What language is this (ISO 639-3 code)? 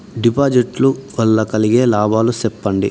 tel